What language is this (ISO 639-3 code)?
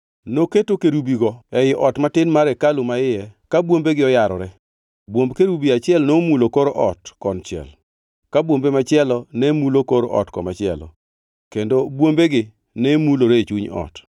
luo